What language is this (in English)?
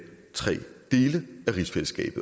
Danish